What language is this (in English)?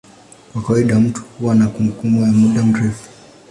Swahili